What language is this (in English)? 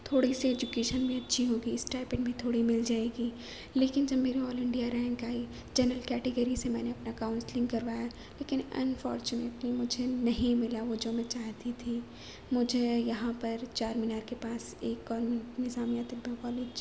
Urdu